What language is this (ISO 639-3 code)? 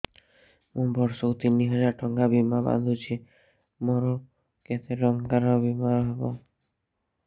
ori